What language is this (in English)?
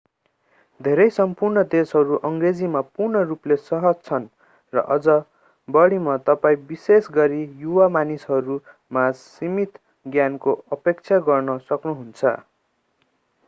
Nepali